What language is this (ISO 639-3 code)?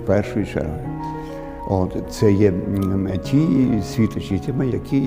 ukr